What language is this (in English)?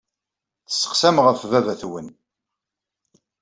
Kabyle